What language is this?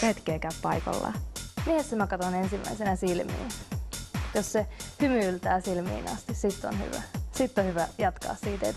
Finnish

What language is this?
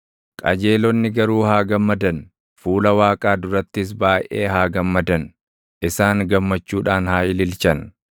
Oromo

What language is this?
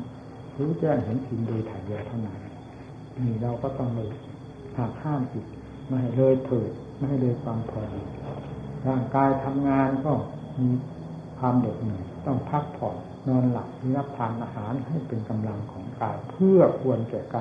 Thai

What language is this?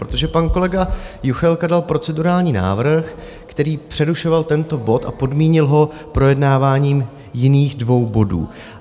Czech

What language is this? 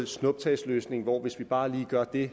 Danish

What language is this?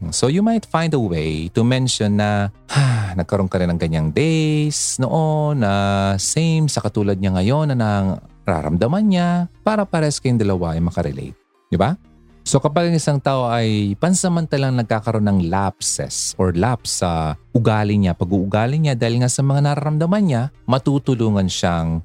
Filipino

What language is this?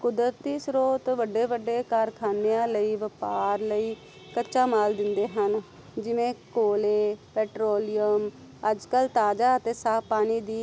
Punjabi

